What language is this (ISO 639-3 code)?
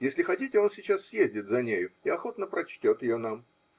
rus